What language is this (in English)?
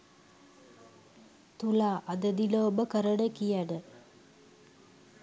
Sinhala